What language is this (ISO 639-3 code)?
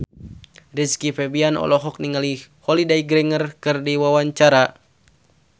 sun